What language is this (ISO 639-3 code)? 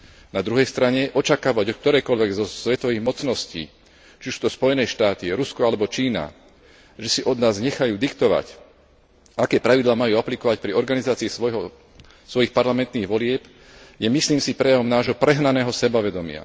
slk